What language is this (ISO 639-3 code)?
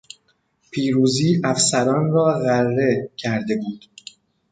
fas